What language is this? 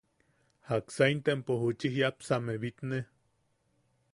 Yaqui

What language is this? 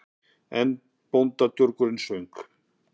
Icelandic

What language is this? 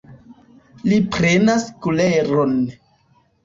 Esperanto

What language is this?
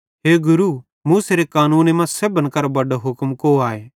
Bhadrawahi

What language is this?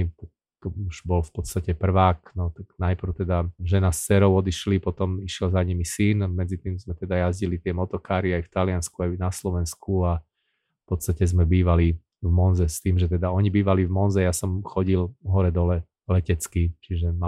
Slovak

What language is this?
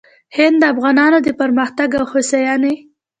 Pashto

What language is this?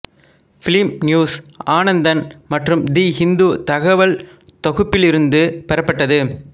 Tamil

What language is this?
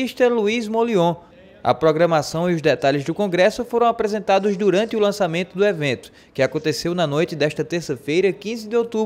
Portuguese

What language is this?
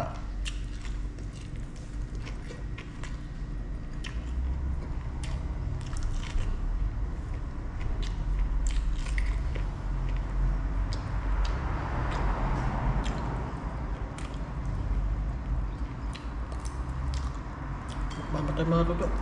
Filipino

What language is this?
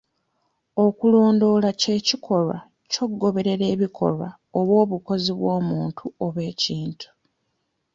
Ganda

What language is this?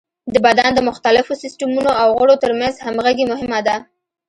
Pashto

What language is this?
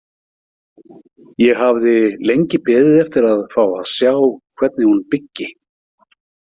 Icelandic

